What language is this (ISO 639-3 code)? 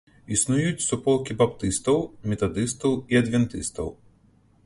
bel